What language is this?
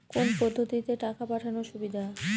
Bangla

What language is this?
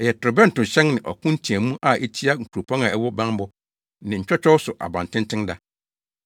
Akan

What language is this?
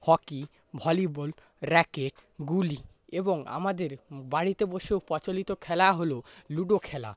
Bangla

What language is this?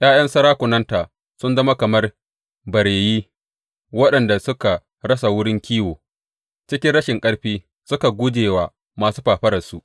Hausa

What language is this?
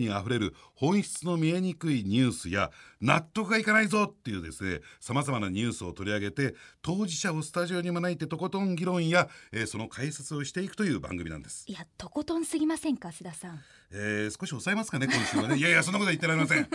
Japanese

